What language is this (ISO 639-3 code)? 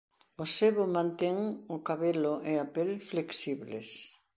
glg